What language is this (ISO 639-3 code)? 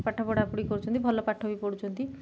ori